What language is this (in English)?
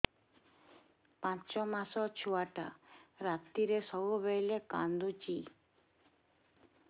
Odia